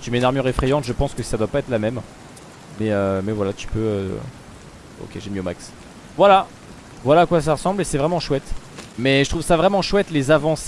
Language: French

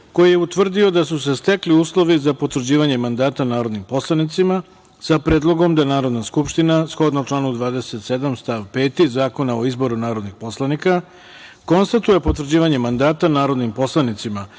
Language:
Serbian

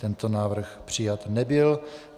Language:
Czech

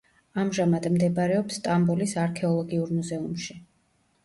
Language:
Georgian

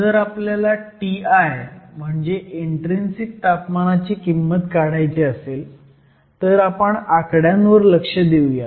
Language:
Marathi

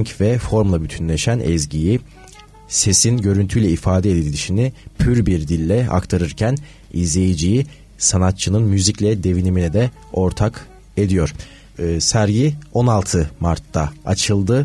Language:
Turkish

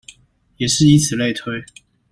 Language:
Chinese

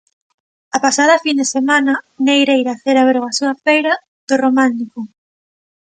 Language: Galician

